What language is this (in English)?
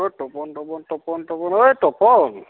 Assamese